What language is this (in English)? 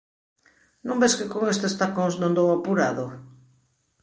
Galician